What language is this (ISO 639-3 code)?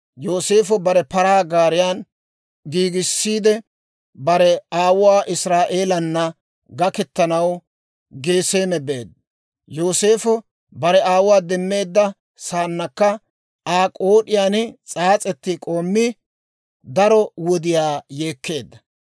dwr